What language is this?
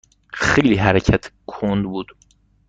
Persian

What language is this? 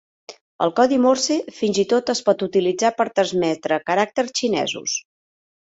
Catalan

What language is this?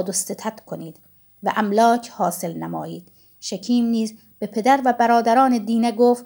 Persian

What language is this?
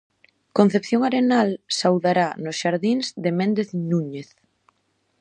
Galician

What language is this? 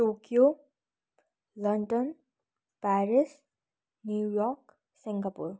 Nepali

